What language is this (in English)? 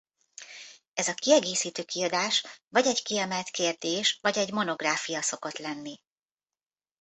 Hungarian